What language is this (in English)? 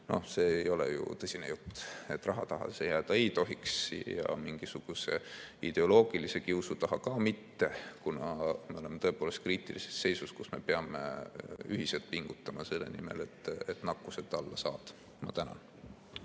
Estonian